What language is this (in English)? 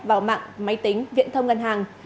Vietnamese